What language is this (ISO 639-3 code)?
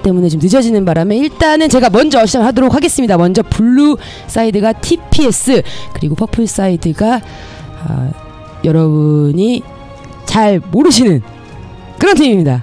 kor